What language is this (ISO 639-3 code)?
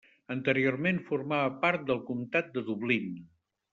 cat